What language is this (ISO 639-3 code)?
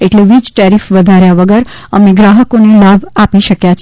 guj